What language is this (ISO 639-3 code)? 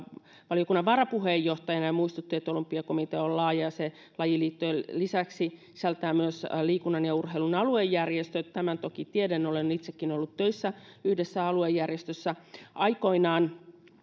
fin